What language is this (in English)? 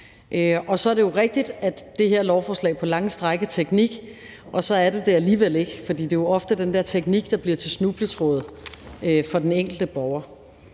Danish